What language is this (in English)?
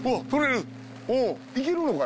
Japanese